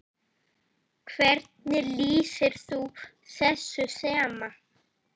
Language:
Icelandic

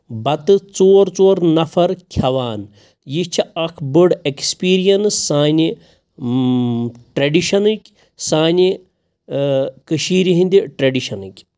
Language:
Kashmiri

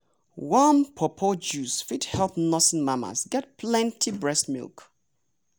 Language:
Nigerian Pidgin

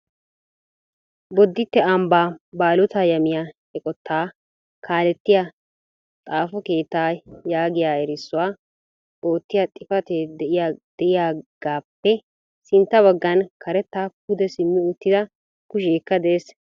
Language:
Wolaytta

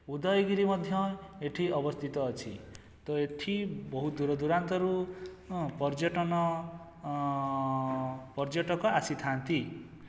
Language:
Odia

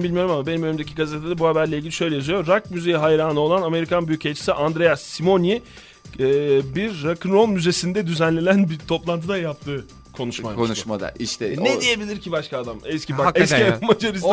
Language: Turkish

